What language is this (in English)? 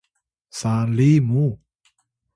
Atayal